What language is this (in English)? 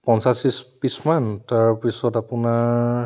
Assamese